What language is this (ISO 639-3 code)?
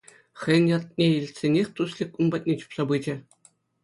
chv